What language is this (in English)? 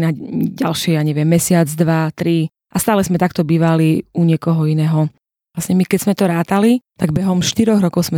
Slovak